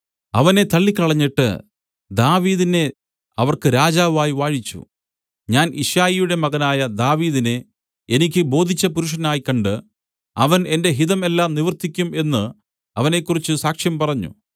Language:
Malayalam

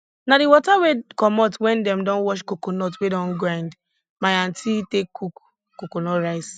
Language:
Nigerian Pidgin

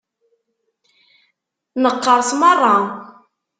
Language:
Kabyle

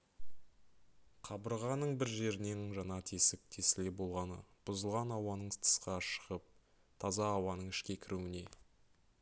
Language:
Kazakh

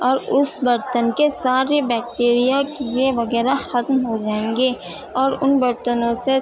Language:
Urdu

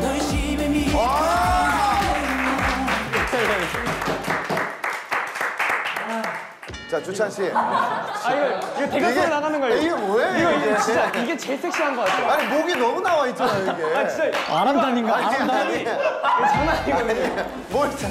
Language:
Korean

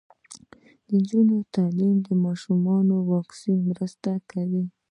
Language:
Pashto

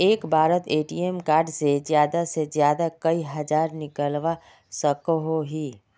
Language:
Magahi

